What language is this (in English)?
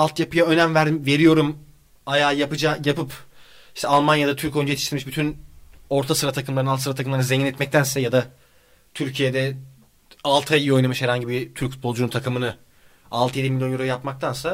Turkish